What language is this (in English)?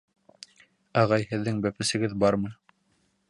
Bashkir